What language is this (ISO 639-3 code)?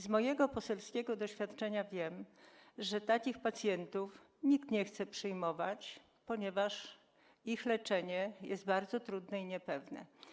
pol